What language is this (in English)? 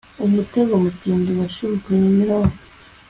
Kinyarwanda